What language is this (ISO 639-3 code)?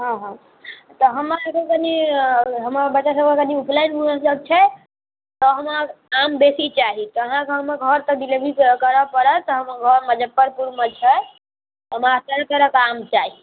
mai